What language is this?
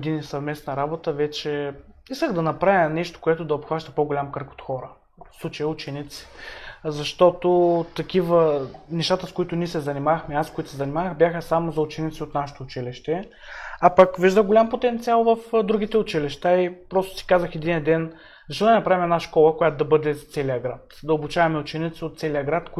Bulgarian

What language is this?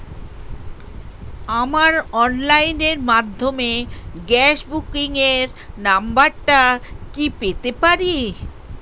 Bangla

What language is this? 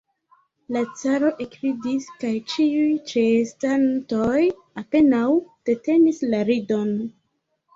Esperanto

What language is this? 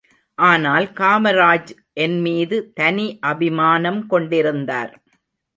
Tamil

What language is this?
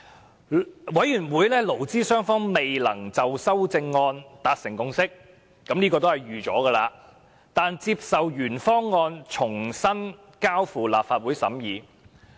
Cantonese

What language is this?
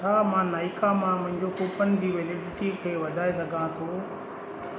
Sindhi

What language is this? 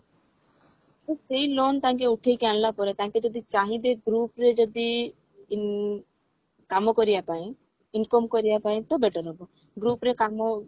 Odia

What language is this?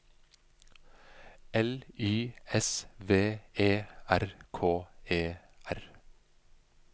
Norwegian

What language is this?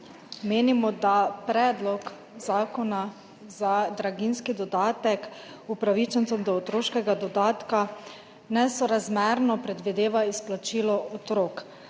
Slovenian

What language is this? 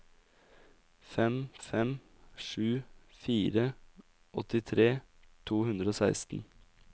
Norwegian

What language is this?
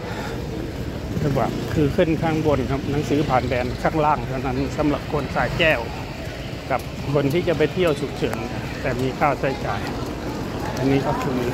Thai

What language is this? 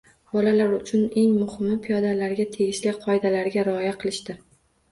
Uzbek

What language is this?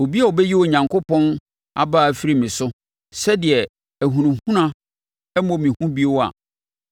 Akan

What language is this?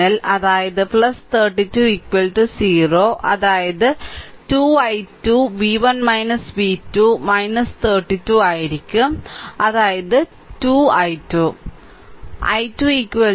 Malayalam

